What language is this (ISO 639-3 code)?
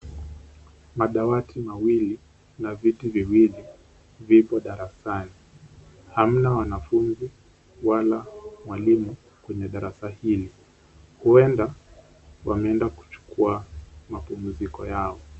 swa